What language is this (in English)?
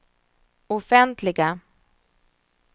Swedish